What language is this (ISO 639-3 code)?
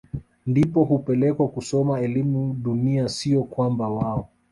swa